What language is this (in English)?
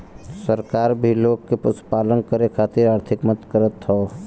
Bhojpuri